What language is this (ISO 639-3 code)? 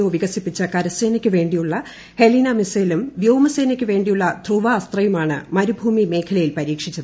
mal